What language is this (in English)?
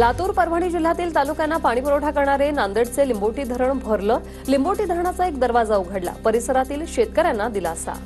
Marathi